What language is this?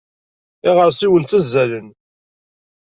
Kabyle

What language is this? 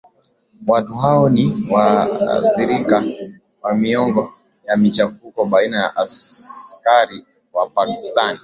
Swahili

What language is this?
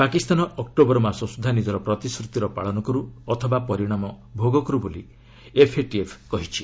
Odia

